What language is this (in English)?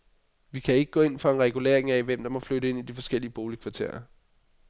Danish